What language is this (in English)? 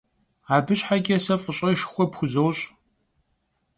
Kabardian